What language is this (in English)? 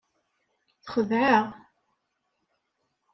Kabyle